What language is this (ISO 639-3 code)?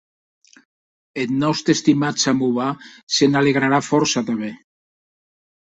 oci